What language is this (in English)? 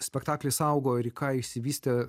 Lithuanian